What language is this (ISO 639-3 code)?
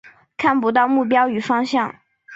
zho